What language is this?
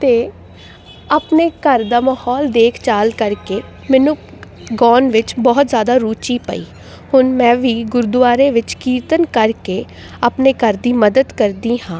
Punjabi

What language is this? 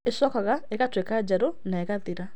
Kikuyu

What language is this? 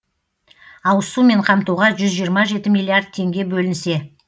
Kazakh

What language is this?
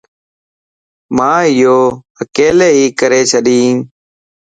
Lasi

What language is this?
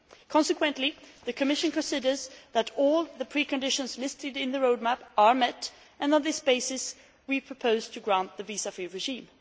English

